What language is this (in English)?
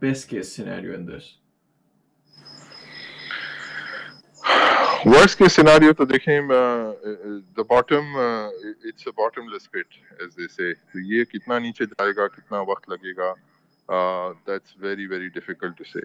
Urdu